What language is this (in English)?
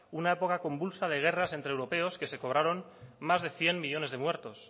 Spanish